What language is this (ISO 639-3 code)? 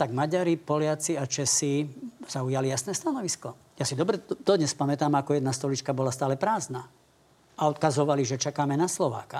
slk